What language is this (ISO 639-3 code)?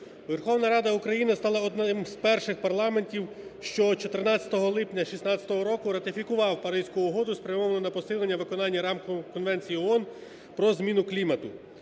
ukr